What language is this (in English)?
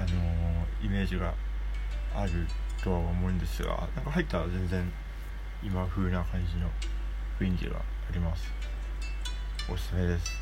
Japanese